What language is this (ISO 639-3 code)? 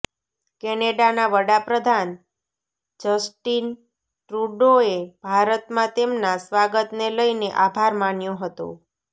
guj